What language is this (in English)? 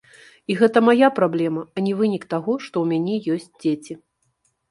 Belarusian